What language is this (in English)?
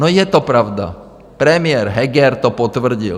Czech